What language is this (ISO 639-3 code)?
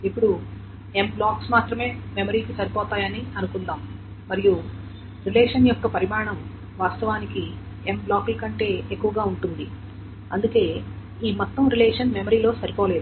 tel